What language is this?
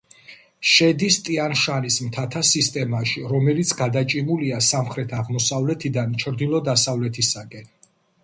Georgian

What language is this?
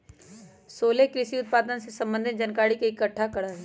Magahi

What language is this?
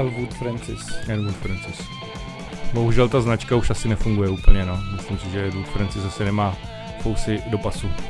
Czech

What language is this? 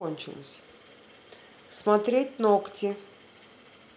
Russian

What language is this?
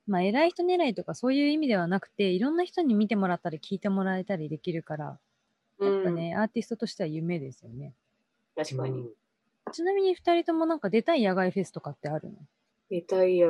Japanese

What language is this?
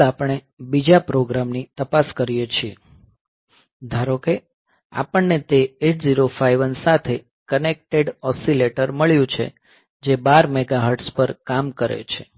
Gujarati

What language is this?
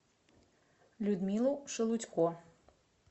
Russian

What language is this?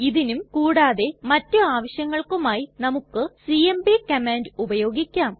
Malayalam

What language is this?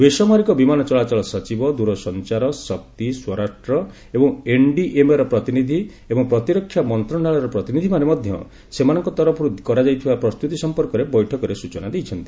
Odia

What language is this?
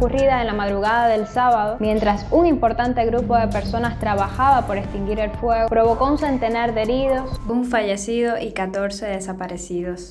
Spanish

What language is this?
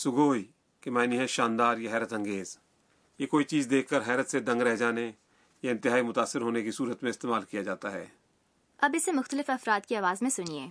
Urdu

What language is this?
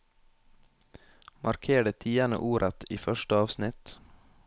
Norwegian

